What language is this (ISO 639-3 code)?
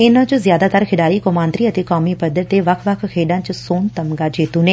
pan